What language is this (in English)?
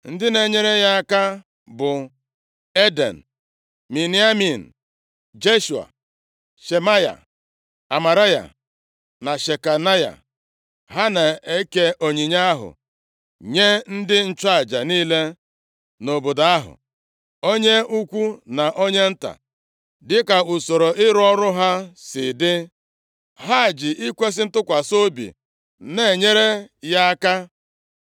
Igbo